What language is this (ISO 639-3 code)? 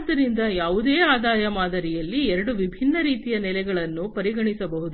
kan